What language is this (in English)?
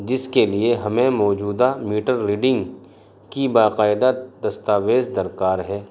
Urdu